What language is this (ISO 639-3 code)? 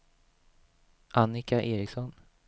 swe